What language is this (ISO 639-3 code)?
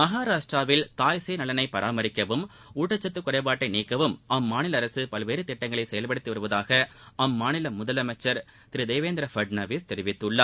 tam